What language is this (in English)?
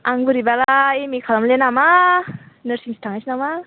Bodo